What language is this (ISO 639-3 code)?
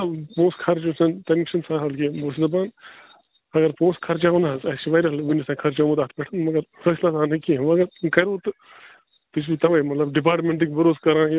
kas